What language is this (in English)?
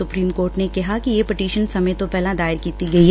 Punjabi